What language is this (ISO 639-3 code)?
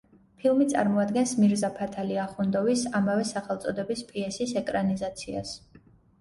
kat